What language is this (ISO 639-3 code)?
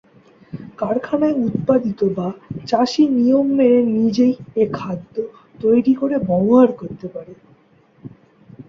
ben